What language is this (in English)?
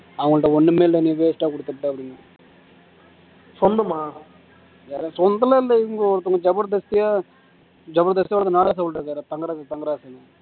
Tamil